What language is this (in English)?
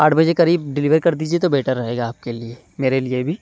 Urdu